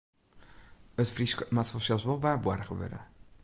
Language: Western Frisian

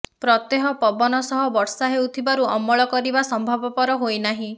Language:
Odia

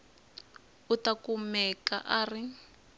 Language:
Tsonga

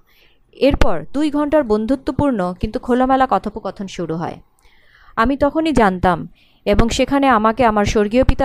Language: Bangla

